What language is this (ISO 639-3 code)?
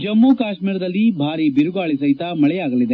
kan